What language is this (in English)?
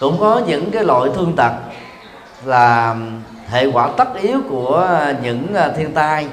Vietnamese